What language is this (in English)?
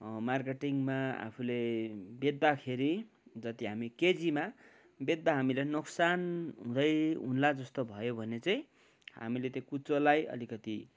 Nepali